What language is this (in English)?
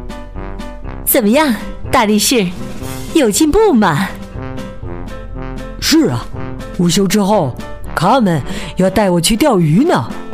Chinese